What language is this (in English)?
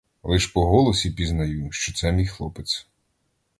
Ukrainian